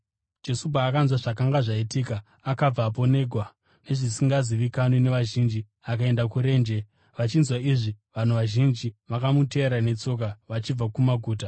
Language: Shona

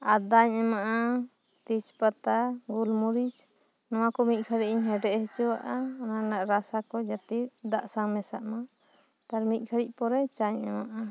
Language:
Santali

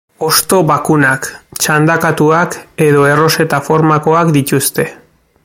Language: Basque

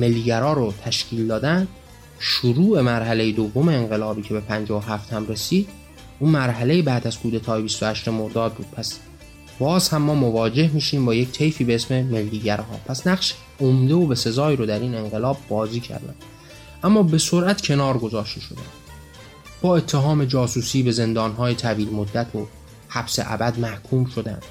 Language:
Persian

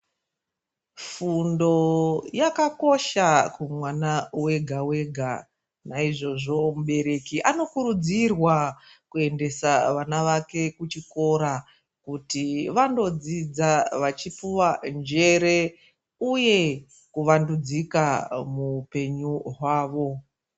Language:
Ndau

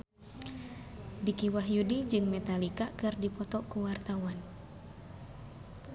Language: Sundanese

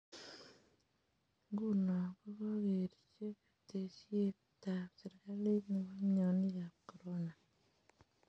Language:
Kalenjin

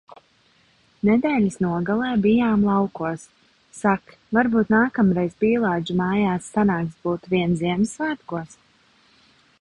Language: Latvian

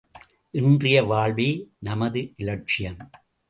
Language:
Tamil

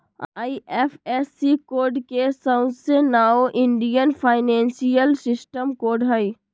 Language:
Magahi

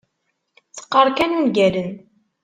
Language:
Kabyle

